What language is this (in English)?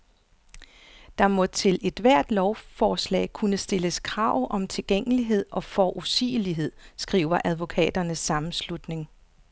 Danish